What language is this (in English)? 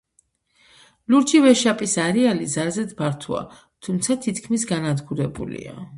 Georgian